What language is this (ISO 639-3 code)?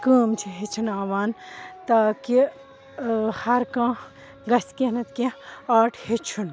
kas